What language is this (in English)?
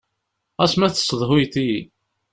Kabyle